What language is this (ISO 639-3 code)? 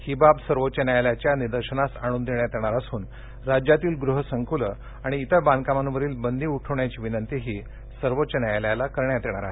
mar